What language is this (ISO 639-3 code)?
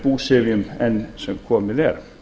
isl